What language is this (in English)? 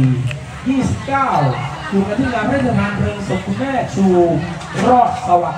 Thai